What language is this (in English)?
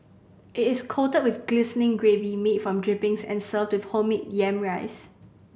English